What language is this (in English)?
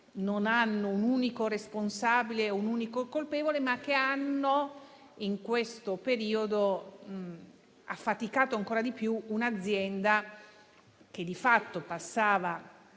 Italian